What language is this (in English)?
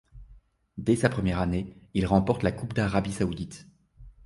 French